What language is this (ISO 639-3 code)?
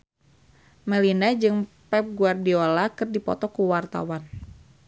sun